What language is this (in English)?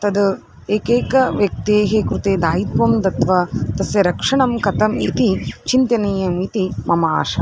Sanskrit